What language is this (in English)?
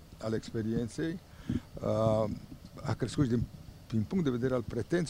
Romanian